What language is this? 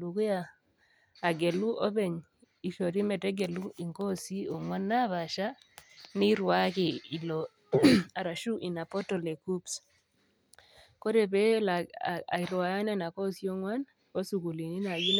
Masai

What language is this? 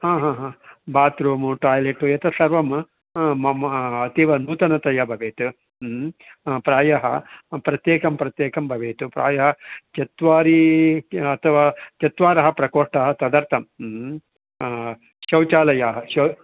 Sanskrit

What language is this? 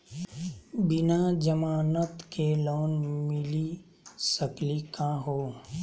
Magahi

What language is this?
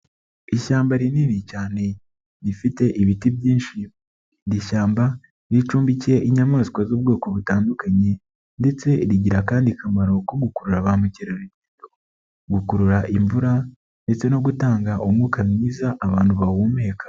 Kinyarwanda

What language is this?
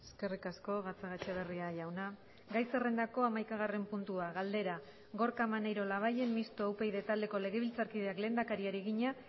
Basque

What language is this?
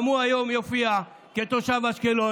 Hebrew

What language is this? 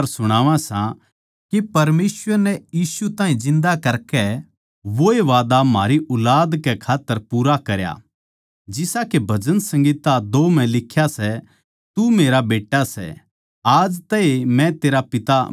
Haryanvi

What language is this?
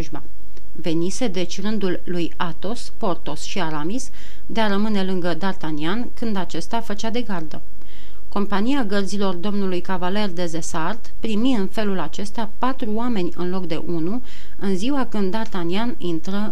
Romanian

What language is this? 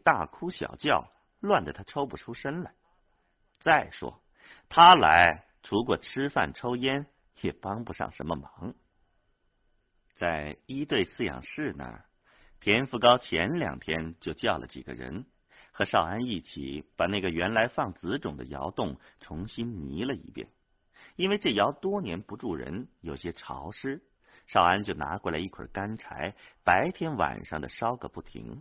Chinese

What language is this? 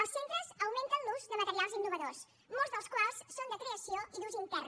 Catalan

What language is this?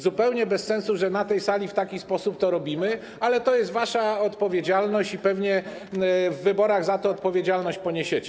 Polish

